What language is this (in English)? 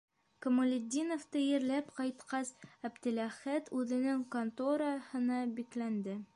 Bashkir